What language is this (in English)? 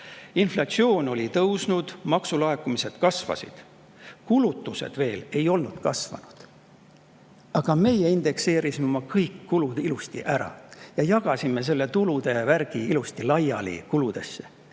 Estonian